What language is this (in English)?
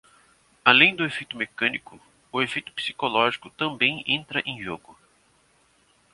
Portuguese